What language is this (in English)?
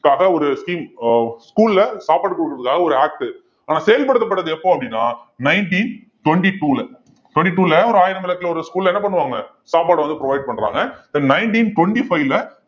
Tamil